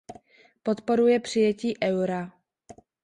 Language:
Czech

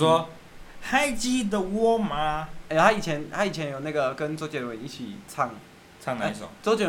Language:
Chinese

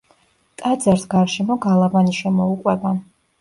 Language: Georgian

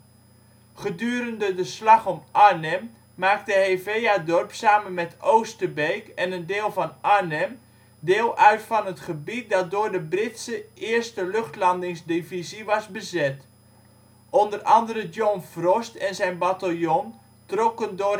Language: Dutch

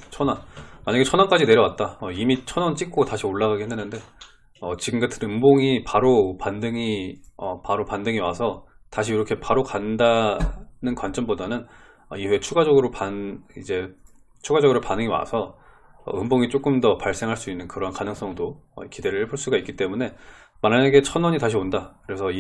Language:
Korean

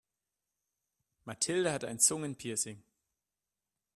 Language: German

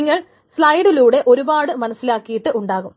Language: Malayalam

